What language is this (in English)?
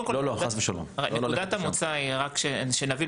Hebrew